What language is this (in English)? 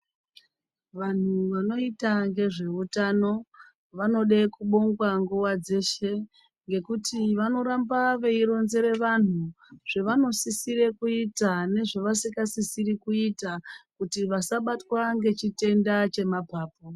Ndau